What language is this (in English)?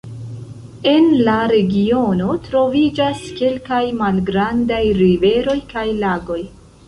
Esperanto